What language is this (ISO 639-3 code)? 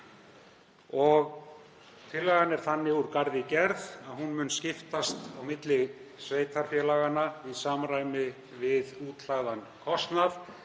isl